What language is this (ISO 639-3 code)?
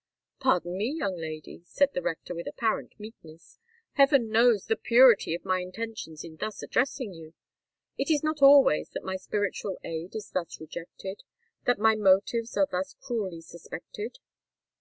eng